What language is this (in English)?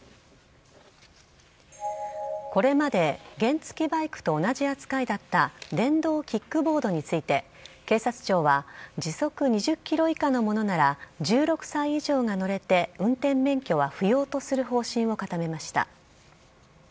Japanese